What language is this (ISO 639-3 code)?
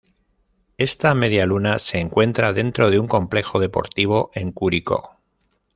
spa